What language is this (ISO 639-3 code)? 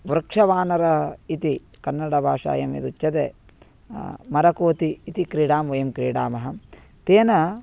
san